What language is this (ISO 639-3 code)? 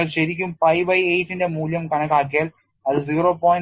mal